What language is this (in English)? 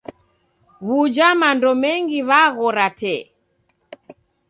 Taita